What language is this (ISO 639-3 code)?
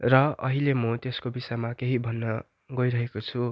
nep